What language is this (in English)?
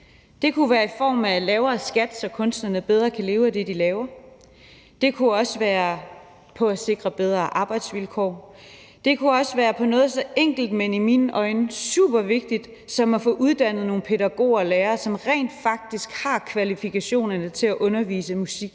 Danish